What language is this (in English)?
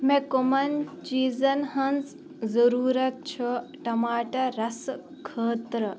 Kashmiri